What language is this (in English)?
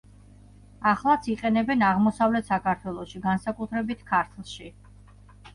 Georgian